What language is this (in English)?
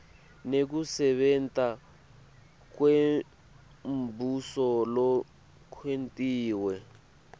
Swati